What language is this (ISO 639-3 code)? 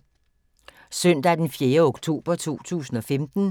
dan